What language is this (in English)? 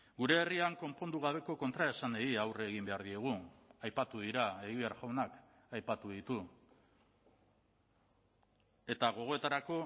Basque